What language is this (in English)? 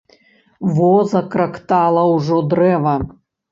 Belarusian